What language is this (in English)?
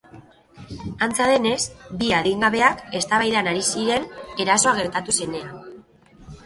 Basque